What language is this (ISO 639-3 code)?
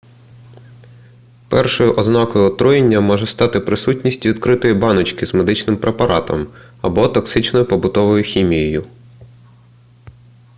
ukr